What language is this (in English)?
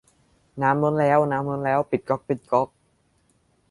Thai